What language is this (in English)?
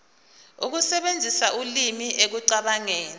Zulu